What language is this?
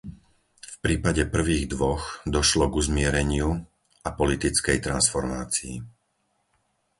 Slovak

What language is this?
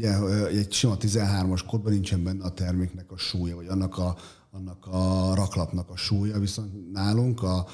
Hungarian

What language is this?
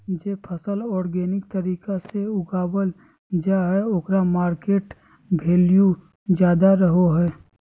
Magahi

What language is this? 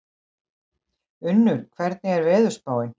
Icelandic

